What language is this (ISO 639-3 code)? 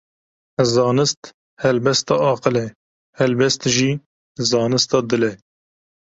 kur